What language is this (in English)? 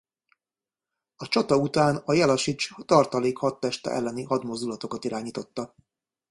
Hungarian